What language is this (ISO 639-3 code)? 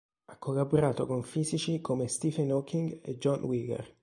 ita